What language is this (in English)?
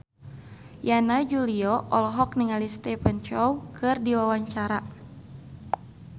Sundanese